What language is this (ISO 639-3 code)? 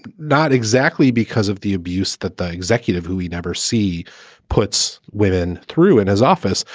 eng